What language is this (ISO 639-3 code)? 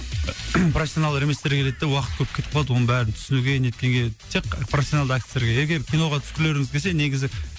kaz